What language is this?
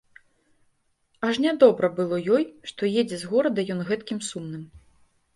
Belarusian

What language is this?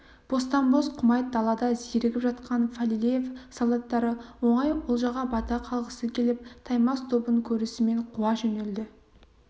Kazakh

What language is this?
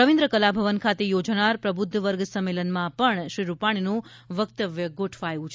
Gujarati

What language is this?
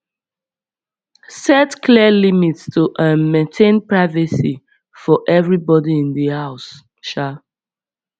Nigerian Pidgin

